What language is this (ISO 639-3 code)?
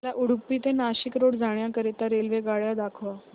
mar